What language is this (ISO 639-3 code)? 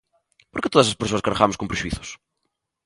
glg